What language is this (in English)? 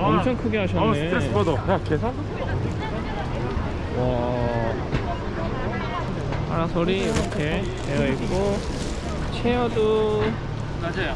Korean